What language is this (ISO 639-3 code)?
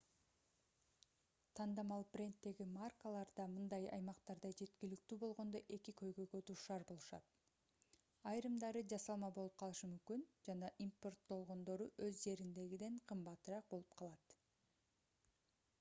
kir